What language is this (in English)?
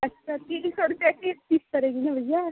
Hindi